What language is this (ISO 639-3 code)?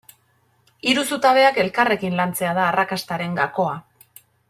eus